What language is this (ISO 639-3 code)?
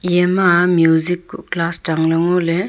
nnp